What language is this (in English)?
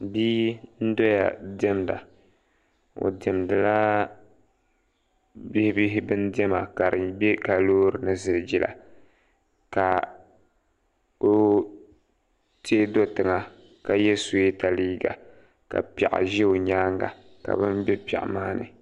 Dagbani